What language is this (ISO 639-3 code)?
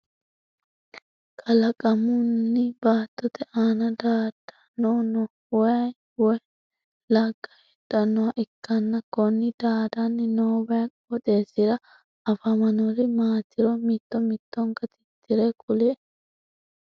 sid